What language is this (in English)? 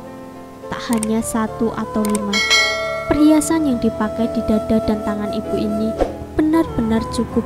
Indonesian